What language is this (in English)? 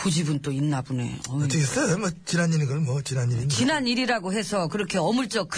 Korean